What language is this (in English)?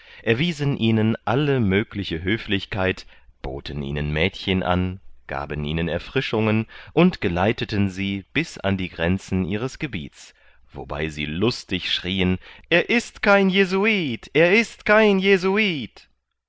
German